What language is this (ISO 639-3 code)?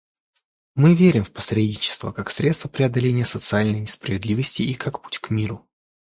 rus